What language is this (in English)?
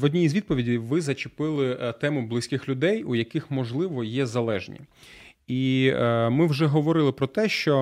Ukrainian